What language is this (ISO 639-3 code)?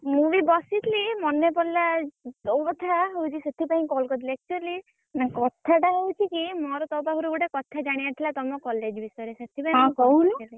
ori